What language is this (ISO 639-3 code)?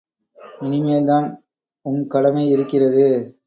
tam